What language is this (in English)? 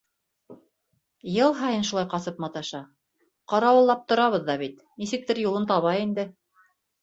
Bashkir